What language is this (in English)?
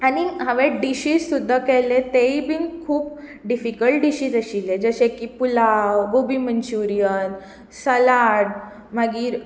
Konkani